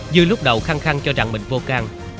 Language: Vietnamese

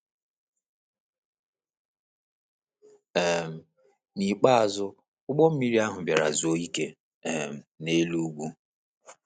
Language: Igbo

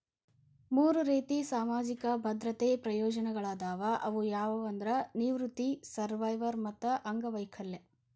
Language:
Kannada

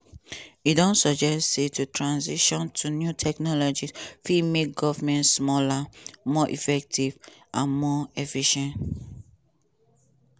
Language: Nigerian Pidgin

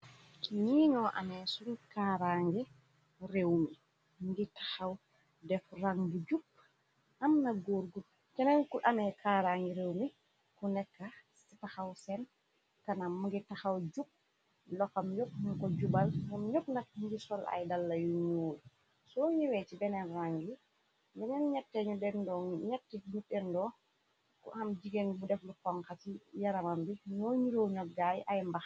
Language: Wolof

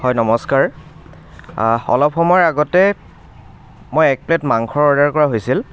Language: Assamese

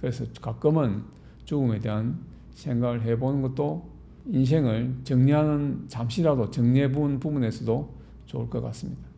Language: Korean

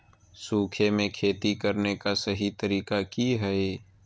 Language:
Magahi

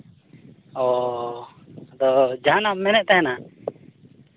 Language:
Santali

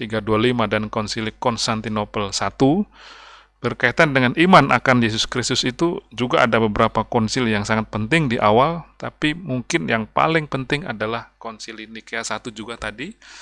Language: Indonesian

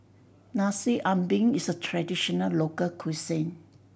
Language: English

